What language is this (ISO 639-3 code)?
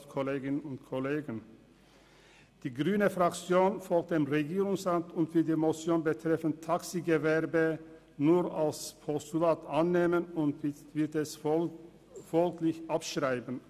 gsw